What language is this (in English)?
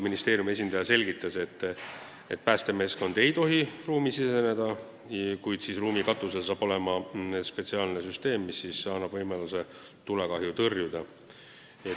Estonian